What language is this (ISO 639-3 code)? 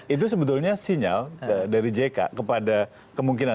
ind